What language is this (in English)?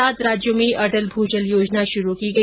Hindi